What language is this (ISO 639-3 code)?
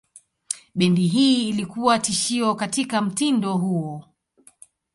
swa